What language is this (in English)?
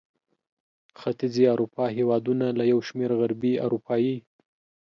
Pashto